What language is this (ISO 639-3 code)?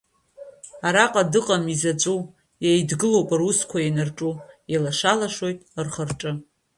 abk